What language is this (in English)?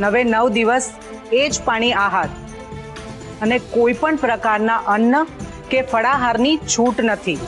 Gujarati